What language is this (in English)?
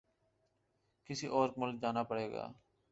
Urdu